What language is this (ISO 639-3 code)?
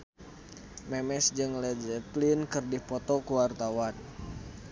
sun